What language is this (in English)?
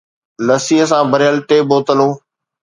Sindhi